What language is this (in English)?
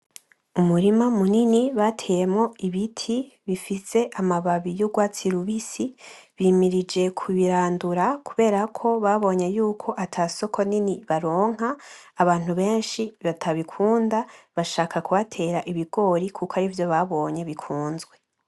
Rundi